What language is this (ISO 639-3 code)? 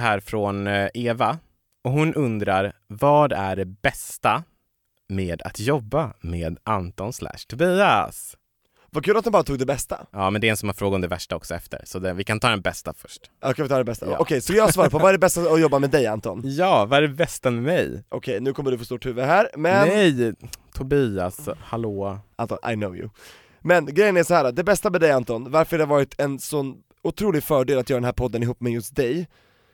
swe